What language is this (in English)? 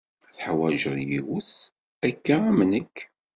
Kabyle